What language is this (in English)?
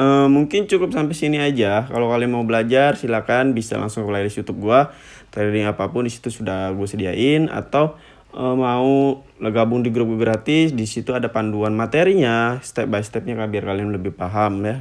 Indonesian